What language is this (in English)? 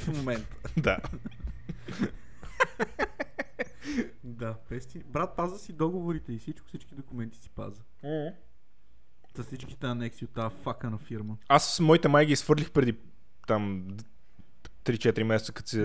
Bulgarian